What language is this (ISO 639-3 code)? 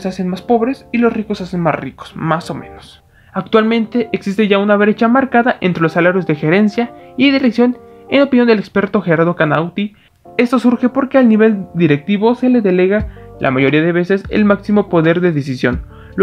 spa